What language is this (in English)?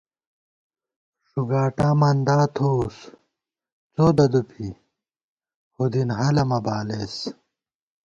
Gawar-Bati